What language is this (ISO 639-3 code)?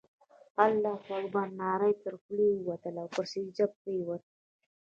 pus